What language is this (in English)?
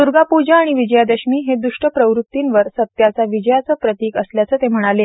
Marathi